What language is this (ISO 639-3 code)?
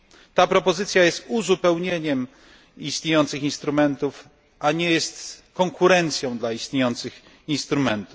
pol